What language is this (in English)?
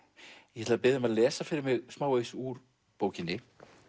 Icelandic